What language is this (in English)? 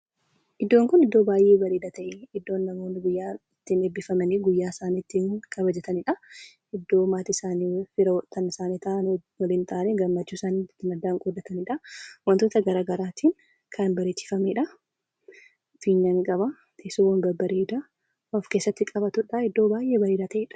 Oromo